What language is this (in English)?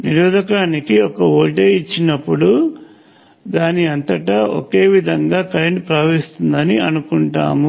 Telugu